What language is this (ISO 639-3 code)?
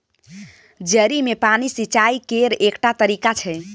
mai